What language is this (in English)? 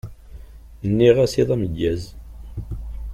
Kabyle